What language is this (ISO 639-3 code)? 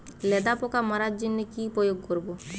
ben